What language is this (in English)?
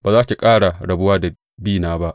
Hausa